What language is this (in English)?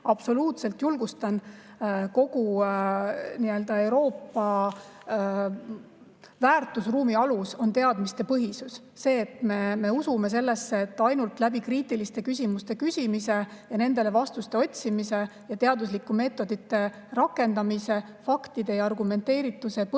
Estonian